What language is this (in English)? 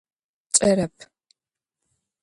Adyghe